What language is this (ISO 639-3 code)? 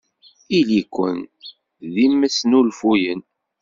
kab